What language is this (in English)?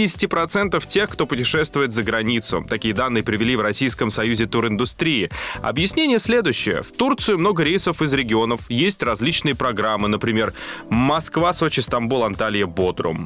Russian